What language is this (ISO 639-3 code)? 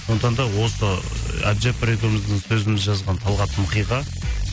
kaz